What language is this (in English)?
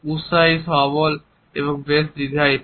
Bangla